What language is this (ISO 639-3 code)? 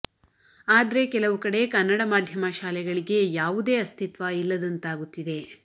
kan